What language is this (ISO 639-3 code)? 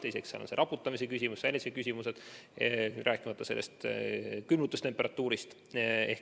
est